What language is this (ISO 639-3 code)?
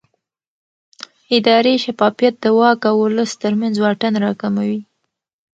pus